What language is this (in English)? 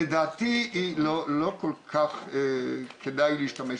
Hebrew